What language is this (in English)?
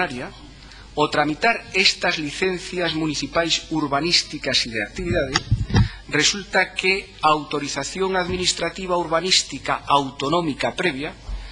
Spanish